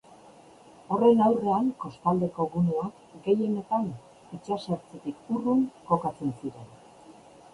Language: Basque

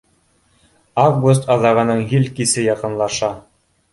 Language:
Bashkir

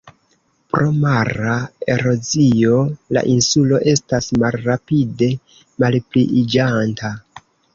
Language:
Esperanto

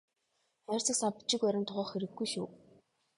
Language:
Mongolian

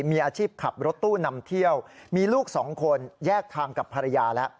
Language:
Thai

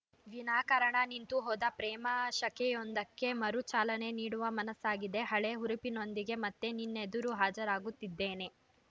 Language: Kannada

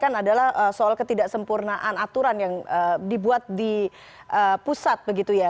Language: Indonesian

